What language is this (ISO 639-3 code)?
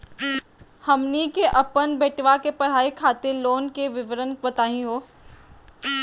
mag